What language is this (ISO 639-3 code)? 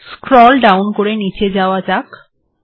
ben